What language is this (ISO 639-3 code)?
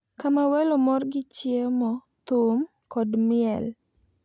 luo